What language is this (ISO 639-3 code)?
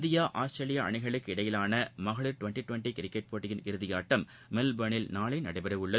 tam